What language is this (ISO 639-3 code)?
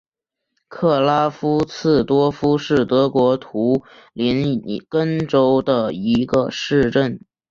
zho